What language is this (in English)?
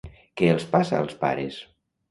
Catalan